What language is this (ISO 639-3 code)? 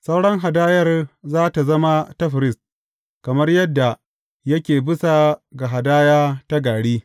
hau